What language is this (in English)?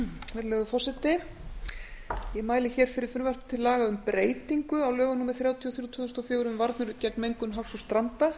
Icelandic